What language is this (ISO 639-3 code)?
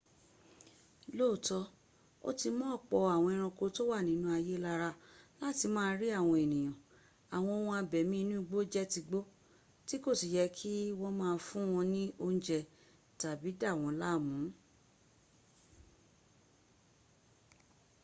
yor